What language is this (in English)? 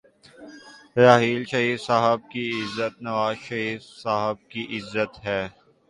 Urdu